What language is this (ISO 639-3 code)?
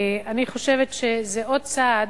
heb